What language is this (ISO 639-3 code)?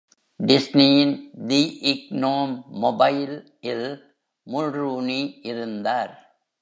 tam